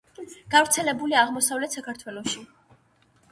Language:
Georgian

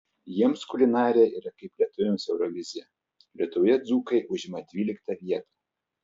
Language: Lithuanian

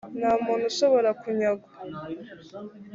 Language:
Kinyarwanda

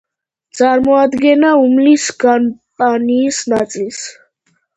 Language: Georgian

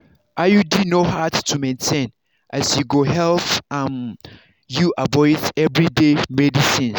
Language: Nigerian Pidgin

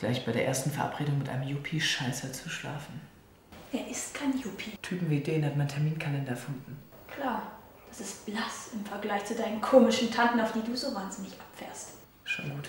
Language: German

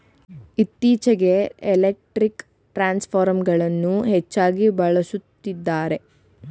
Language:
Kannada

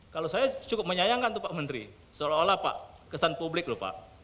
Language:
Indonesian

